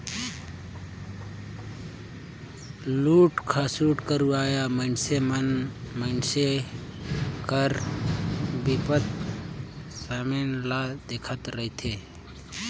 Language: Chhattisgarhi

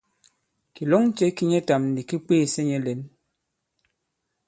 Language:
Bankon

